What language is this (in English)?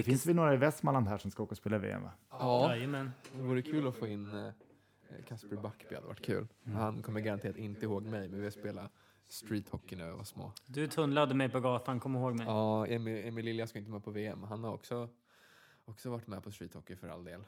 Swedish